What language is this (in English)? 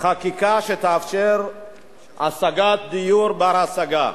Hebrew